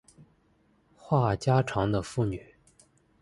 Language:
Chinese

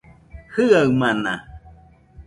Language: Nüpode Huitoto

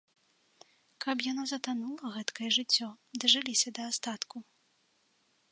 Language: Belarusian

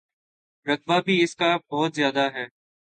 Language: Urdu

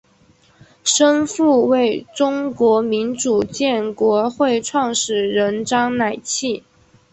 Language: Chinese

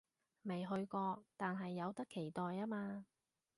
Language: Cantonese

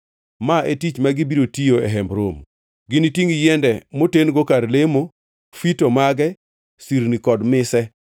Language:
Luo (Kenya and Tanzania)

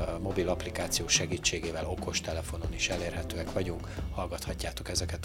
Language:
Hungarian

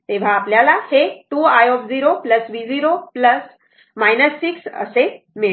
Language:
Marathi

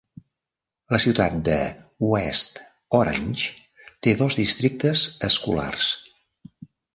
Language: Catalan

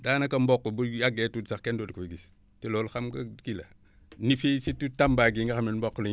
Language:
Wolof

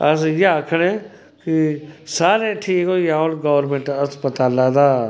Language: Dogri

